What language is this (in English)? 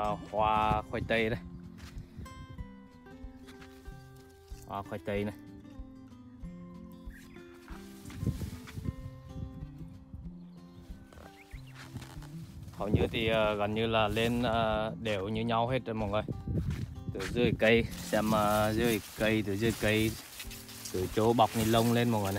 Vietnamese